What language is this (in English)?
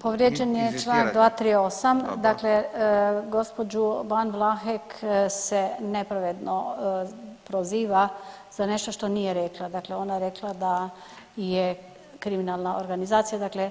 Croatian